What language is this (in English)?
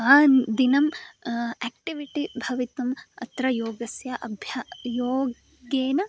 Sanskrit